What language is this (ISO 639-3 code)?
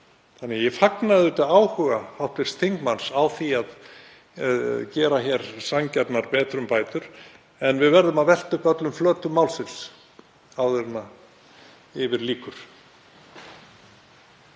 isl